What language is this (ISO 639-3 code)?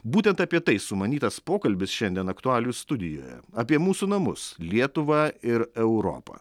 lit